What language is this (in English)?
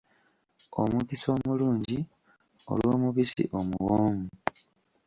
Ganda